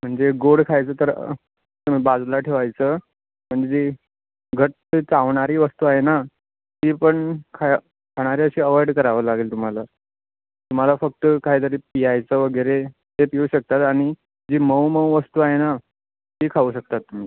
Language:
Marathi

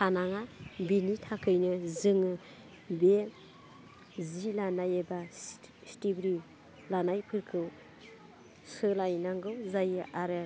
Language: Bodo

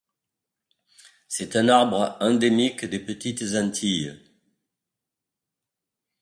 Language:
French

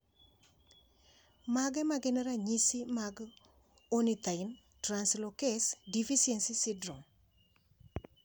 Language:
Luo (Kenya and Tanzania)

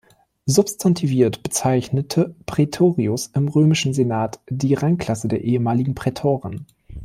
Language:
German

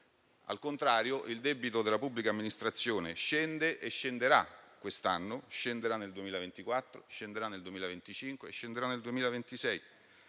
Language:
Italian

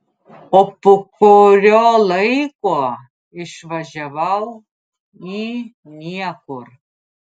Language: Lithuanian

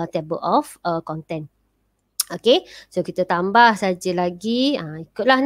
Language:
Malay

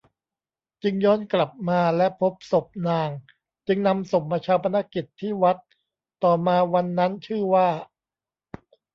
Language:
Thai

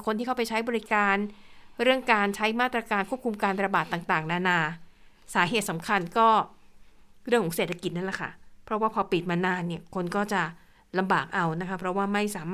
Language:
Thai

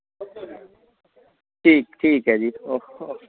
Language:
Dogri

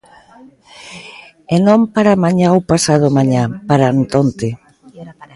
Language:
Galician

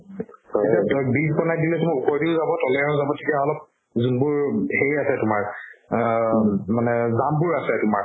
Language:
Assamese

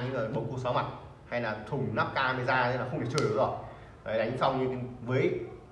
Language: Vietnamese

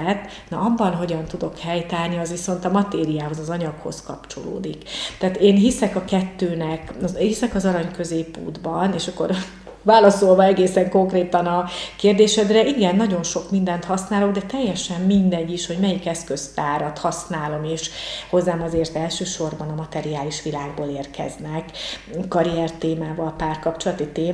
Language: Hungarian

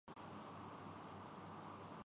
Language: Urdu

